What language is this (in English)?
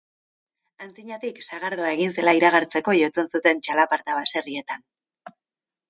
Basque